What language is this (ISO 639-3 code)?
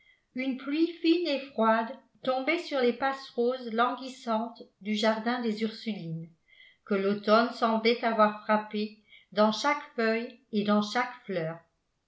fra